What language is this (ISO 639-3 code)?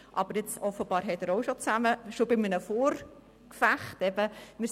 gsw